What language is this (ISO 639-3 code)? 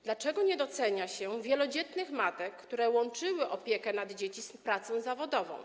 pol